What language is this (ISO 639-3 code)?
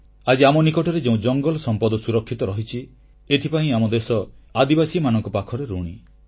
ori